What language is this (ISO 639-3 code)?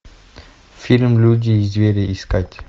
rus